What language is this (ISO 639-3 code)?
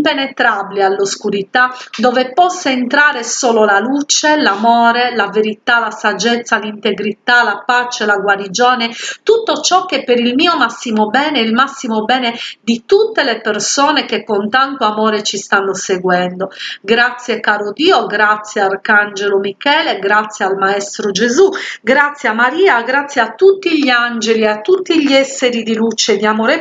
ita